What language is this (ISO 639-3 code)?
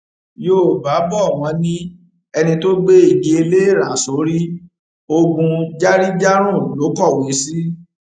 yor